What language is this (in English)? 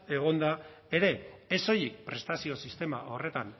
Basque